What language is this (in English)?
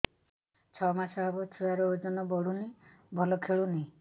Odia